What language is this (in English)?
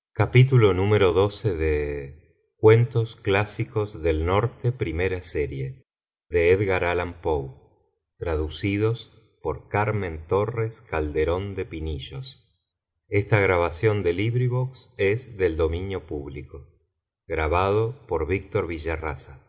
Spanish